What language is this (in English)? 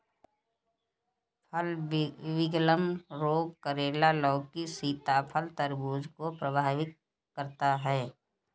Hindi